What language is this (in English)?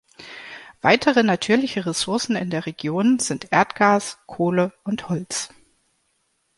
German